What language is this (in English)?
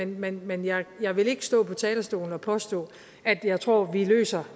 Danish